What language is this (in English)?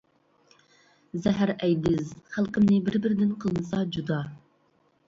Uyghur